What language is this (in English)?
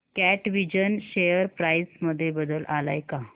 Marathi